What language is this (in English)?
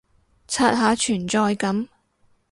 Cantonese